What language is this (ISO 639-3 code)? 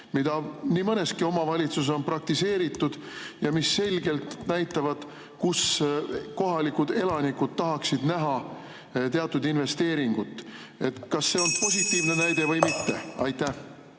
est